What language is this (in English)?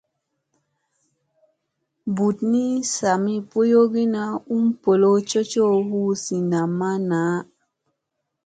Musey